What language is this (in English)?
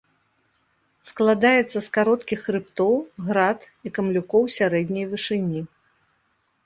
Belarusian